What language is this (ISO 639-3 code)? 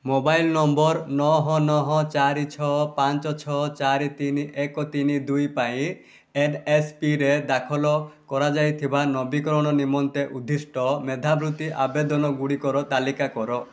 ori